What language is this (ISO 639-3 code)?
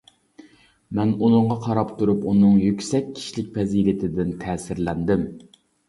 uig